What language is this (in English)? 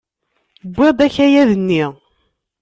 Kabyle